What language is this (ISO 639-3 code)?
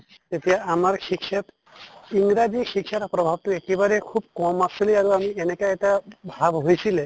asm